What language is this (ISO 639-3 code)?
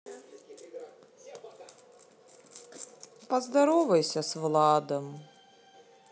rus